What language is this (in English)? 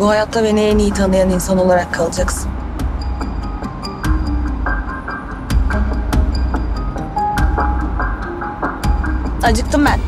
Turkish